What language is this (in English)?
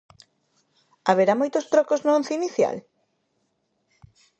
Galician